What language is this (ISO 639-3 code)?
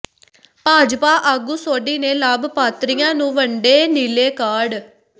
pan